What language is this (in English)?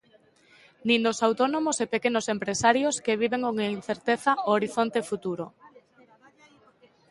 Galician